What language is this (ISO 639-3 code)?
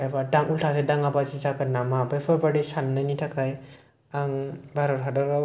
brx